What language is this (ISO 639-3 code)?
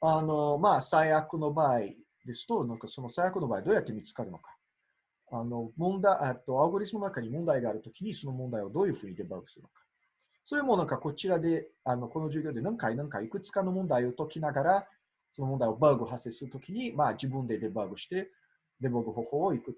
jpn